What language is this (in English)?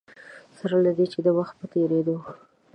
Pashto